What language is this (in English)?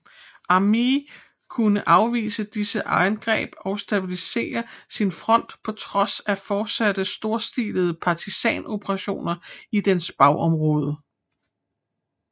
Danish